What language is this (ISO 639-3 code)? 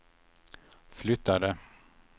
swe